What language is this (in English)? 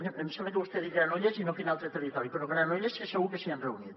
Catalan